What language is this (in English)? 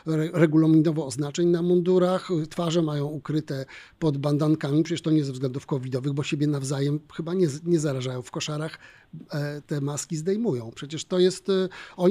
Polish